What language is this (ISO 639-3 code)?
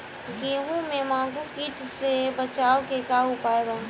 bho